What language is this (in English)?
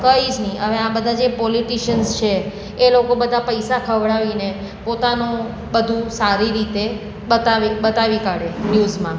Gujarati